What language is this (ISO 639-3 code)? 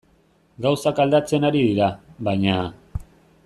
eus